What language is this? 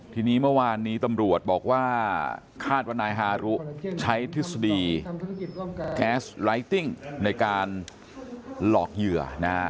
Thai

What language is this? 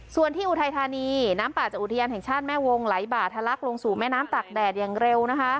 Thai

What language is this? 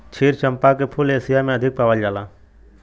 Bhojpuri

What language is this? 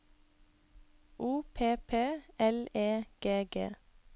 Norwegian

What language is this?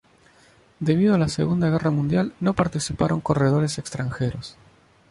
Spanish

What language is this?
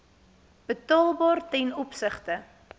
Afrikaans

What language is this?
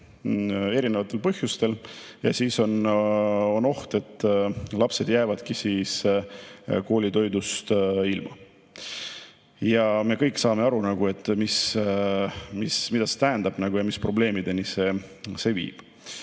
Estonian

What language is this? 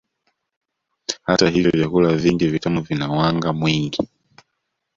Swahili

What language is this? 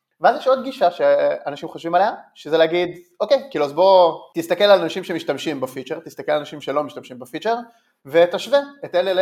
Hebrew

